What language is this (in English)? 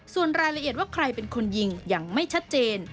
Thai